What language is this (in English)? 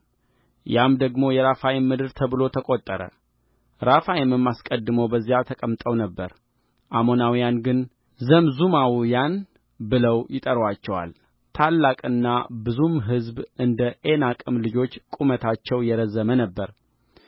Amharic